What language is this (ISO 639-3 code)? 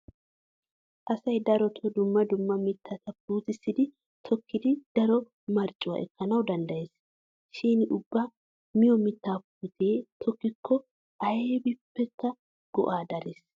wal